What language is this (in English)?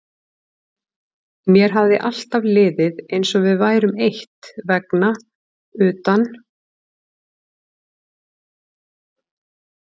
Icelandic